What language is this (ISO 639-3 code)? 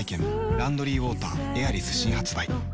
jpn